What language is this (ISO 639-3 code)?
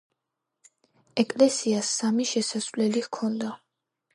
kat